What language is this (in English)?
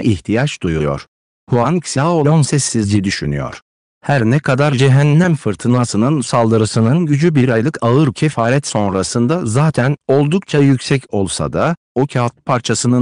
Turkish